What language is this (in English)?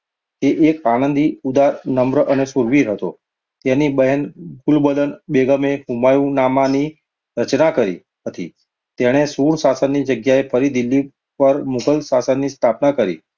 Gujarati